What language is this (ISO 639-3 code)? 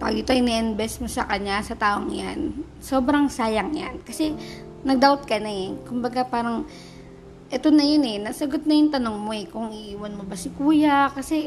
fil